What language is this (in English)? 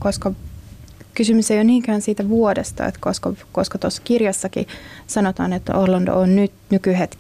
Finnish